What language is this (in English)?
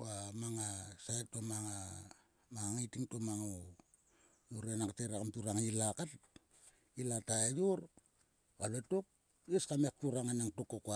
Sulka